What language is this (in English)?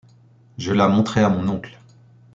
French